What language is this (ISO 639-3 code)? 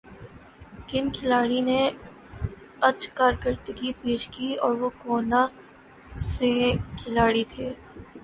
urd